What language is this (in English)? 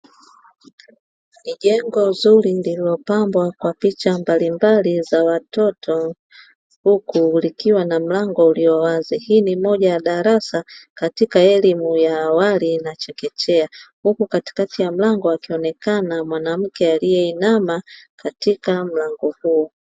Swahili